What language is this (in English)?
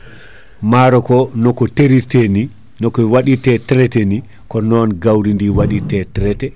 Fula